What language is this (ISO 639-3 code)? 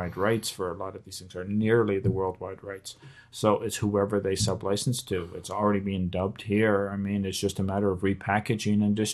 eng